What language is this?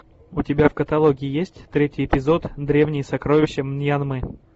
Russian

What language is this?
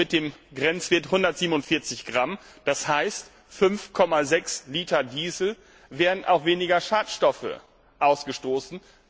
German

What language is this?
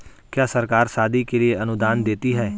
Hindi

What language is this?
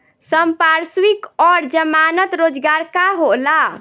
Bhojpuri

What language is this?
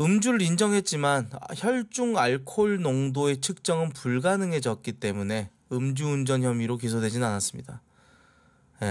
Korean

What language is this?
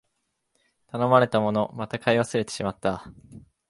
Japanese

